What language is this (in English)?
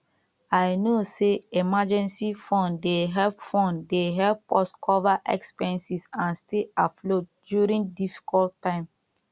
Nigerian Pidgin